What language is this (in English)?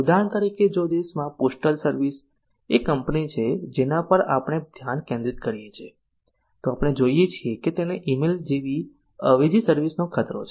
Gujarati